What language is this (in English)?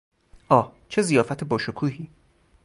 Persian